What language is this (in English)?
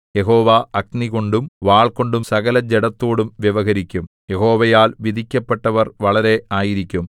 Malayalam